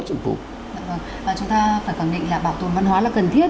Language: Vietnamese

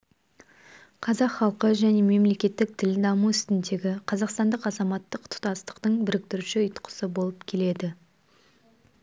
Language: Kazakh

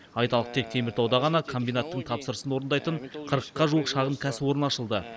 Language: Kazakh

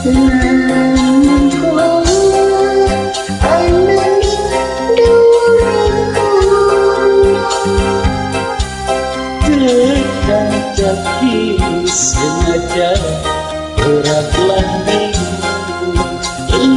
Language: Indonesian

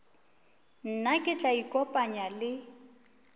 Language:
Northern Sotho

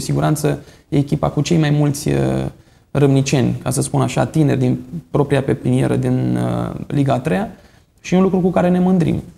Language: Romanian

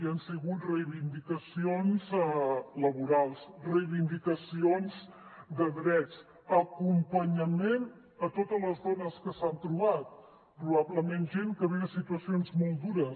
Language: Catalan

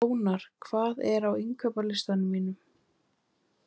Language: Icelandic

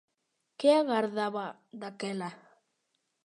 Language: Galician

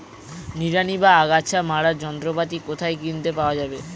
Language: Bangla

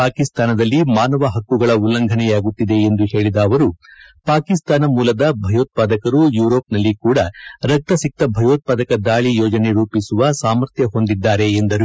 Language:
Kannada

